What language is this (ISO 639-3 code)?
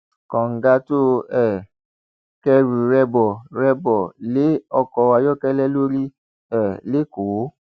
yor